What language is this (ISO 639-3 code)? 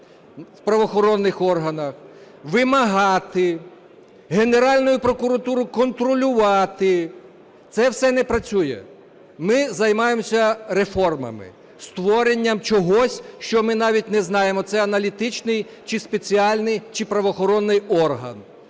ukr